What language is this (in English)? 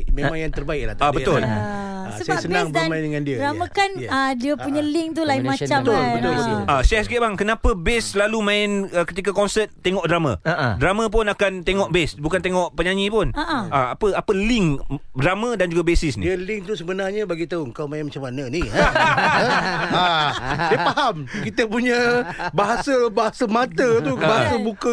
Malay